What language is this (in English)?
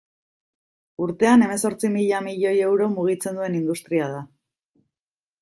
Basque